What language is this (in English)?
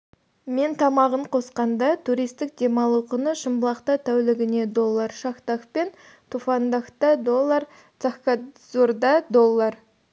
Kazakh